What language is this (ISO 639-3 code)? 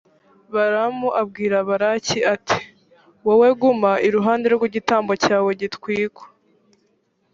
kin